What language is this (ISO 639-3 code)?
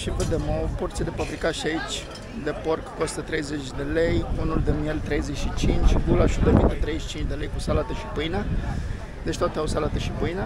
ron